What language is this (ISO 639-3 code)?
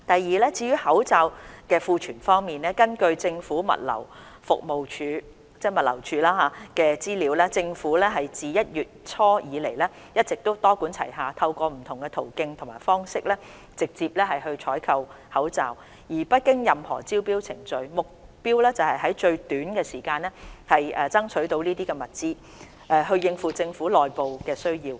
yue